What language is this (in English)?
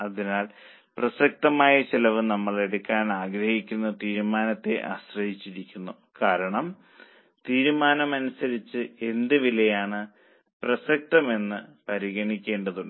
Malayalam